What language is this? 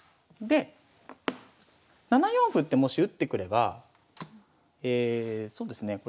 Japanese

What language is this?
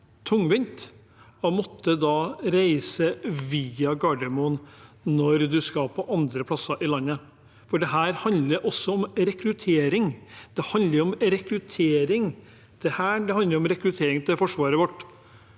Norwegian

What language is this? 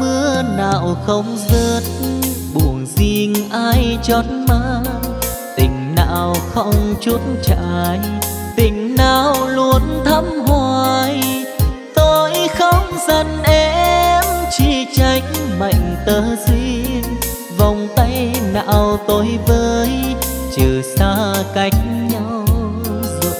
Vietnamese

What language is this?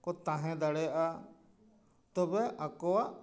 Santali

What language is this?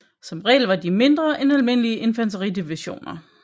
Danish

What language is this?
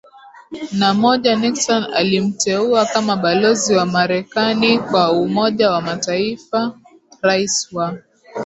Swahili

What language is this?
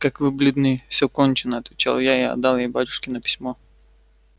Russian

